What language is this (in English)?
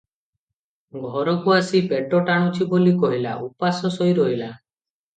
Odia